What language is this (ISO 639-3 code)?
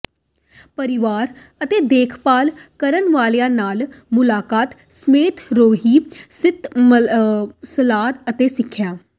pan